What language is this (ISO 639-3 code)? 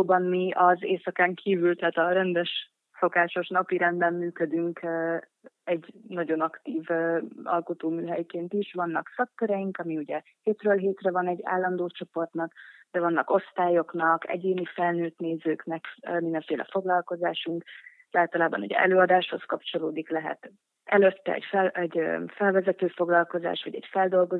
hun